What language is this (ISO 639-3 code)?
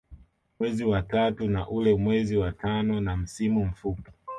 swa